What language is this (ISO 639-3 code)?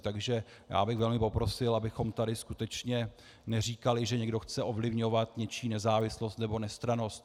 ces